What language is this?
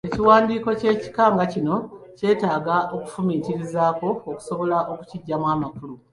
Ganda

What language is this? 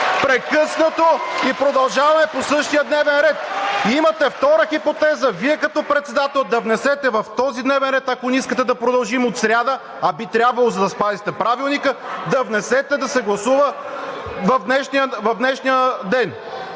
Bulgarian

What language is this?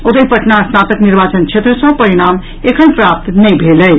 Maithili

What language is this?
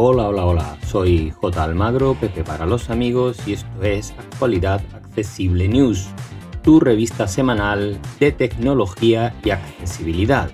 Spanish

